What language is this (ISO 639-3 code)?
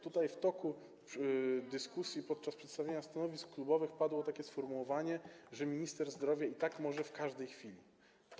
pol